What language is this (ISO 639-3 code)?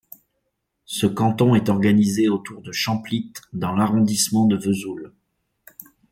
fra